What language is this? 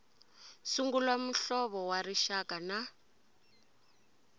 Tsonga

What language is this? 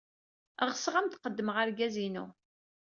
Kabyle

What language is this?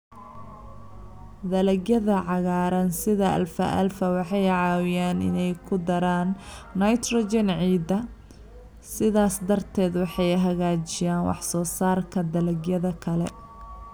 Somali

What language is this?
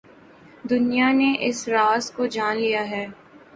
Urdu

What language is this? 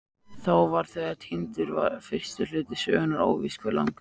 Icelandic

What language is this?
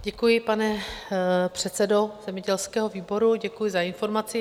Czech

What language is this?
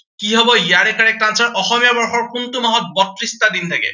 Assamese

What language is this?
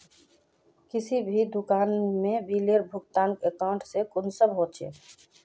Magahi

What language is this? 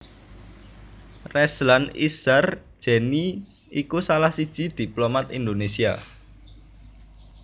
Javanese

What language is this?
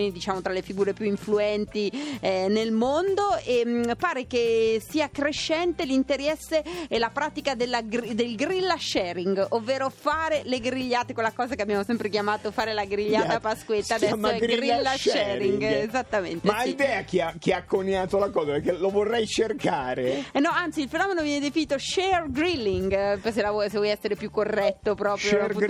Italian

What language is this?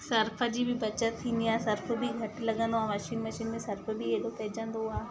Sindhi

